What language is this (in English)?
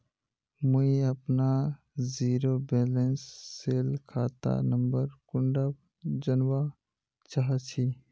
Magahi